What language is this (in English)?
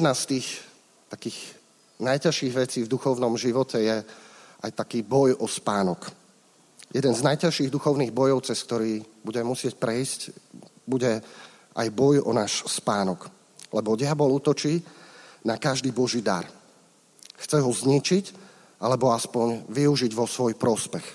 Slovak